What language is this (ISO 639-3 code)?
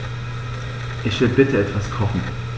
deu